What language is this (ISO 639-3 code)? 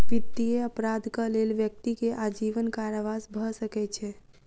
mai